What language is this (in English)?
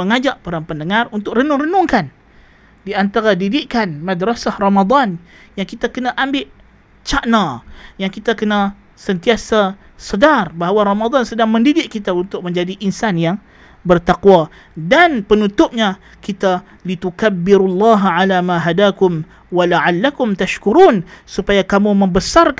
Malay